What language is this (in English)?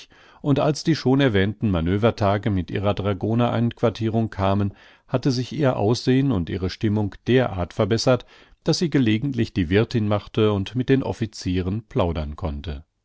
German